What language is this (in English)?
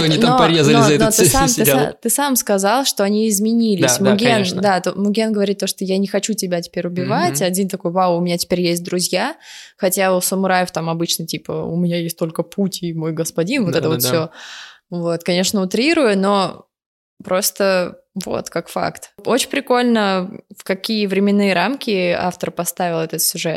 Russian